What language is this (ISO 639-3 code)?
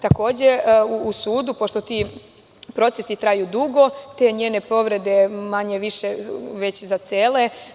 srp